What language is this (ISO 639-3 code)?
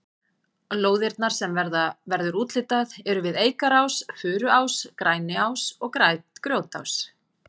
isl